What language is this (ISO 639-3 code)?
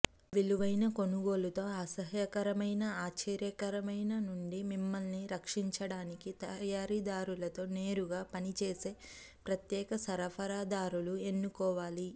tel